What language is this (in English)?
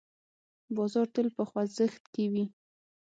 Pashto